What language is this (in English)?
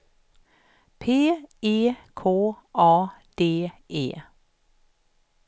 Swedish